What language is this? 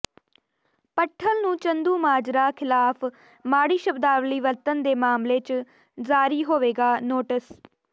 Punjabi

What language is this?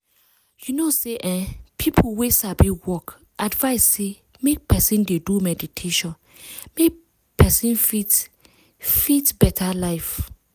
Nigerian Pidgin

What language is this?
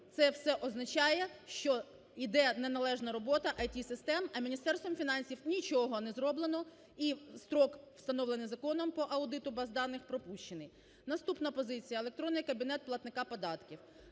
Ukrainian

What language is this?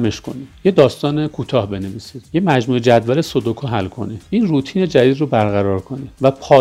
Persian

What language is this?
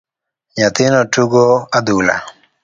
Luo (Kenya and Tanzania)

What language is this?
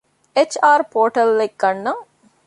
Divehi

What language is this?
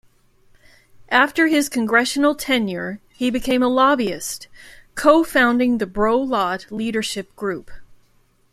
English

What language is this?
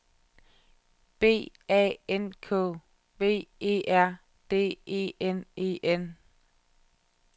Danish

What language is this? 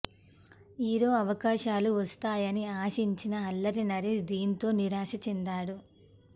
Telugu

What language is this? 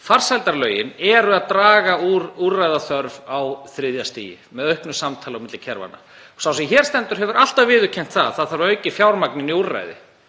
Icelandic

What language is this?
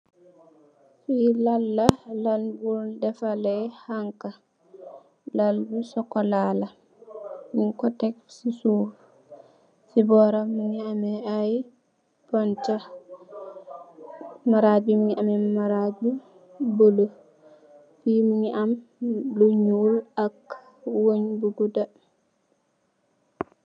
Wolof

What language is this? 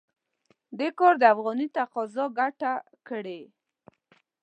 Pashto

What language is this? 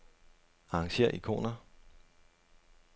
Danish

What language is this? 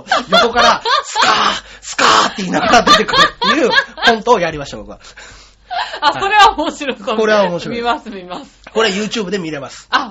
Japanese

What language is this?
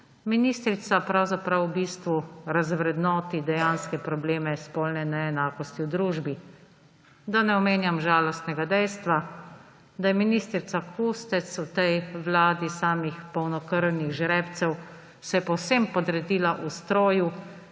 Slovenian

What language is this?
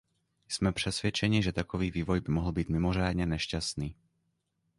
Czech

